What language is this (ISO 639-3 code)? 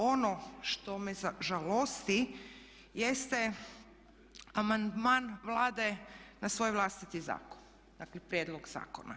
hrv